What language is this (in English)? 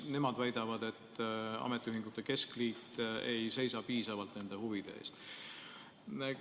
Estonian